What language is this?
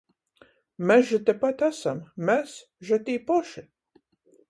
Latgalian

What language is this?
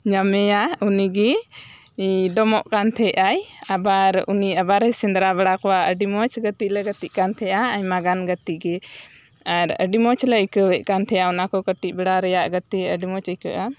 Santali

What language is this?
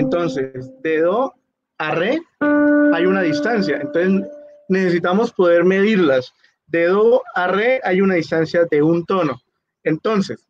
Spanish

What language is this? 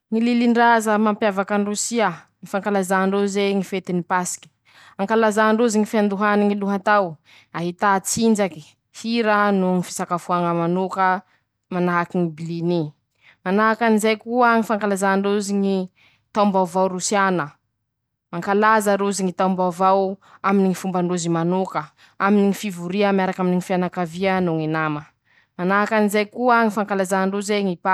Masikoro Malagasy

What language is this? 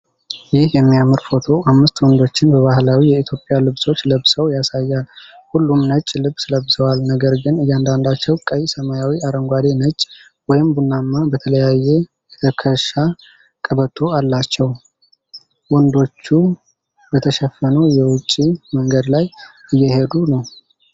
Amharic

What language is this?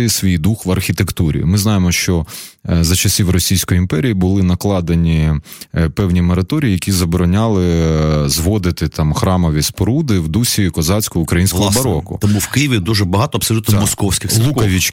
Ukrainian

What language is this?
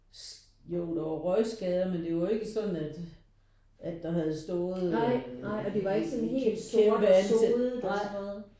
Danish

